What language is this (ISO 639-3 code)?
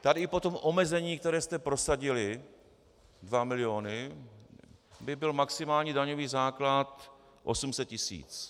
ces